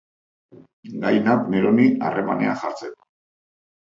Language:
Basque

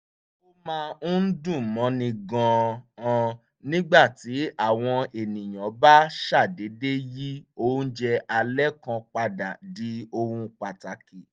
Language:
Yoruba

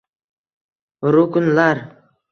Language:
Uzbek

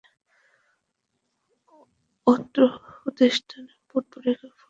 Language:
Bangla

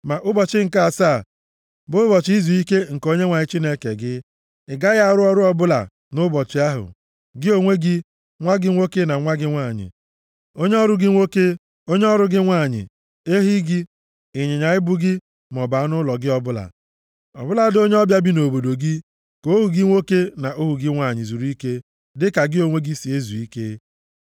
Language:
Igbo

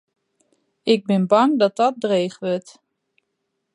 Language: Western Frisian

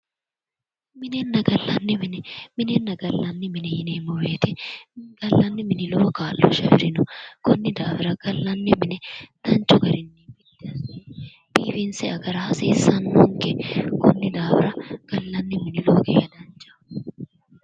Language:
Sidamo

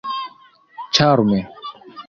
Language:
Esperanto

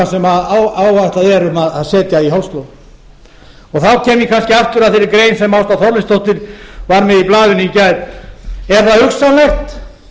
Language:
Icelandic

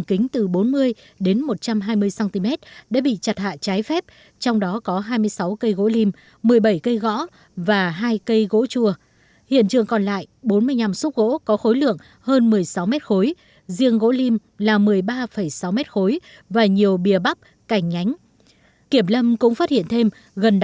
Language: Vietnamese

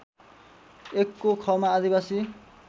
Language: Nepali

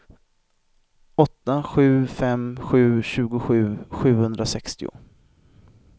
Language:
Swedish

